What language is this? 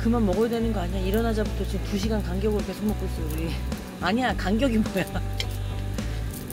Korean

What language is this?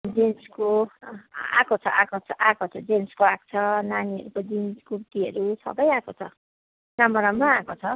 Nepali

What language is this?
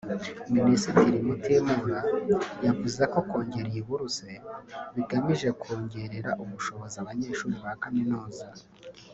Kinyarwanda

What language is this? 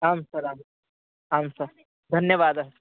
Sanskrit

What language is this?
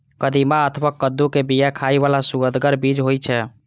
Maithili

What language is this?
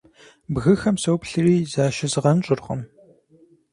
Kabardian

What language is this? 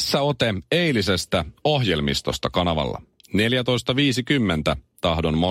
Finnish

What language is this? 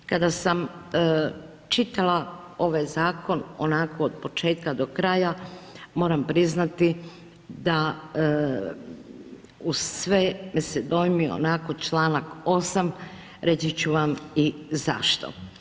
Croatian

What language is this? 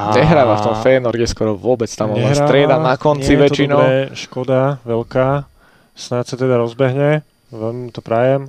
Slovak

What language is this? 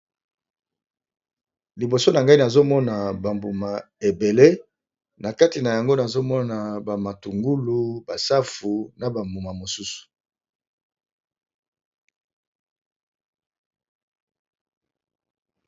Lingala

